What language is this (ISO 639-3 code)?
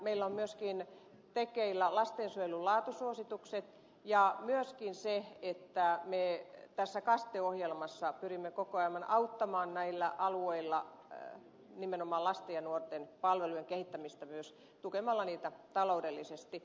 fin